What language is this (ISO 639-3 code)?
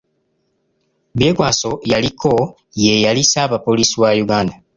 lug